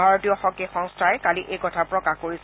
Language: Assamese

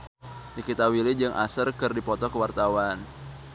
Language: Sundanese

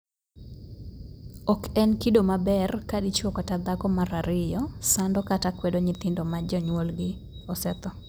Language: Luo (Kenya and Tanzania)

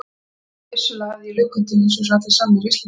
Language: Icelandic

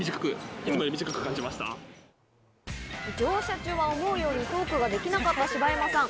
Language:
Japanese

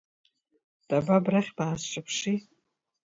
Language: Abkhazian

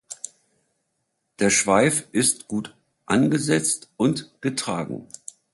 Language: German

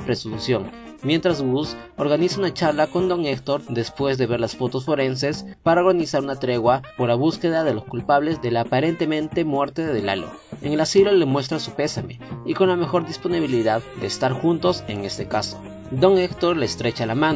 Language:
Spanish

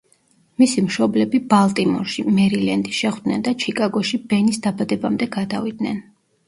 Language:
Georgian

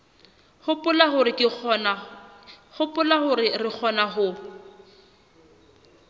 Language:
Southern Sotho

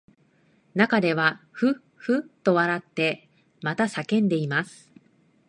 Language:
Japanese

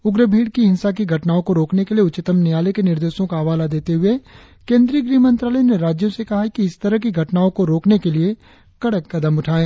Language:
Hindi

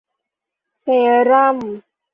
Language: Thai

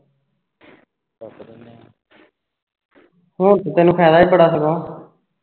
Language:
Punjabi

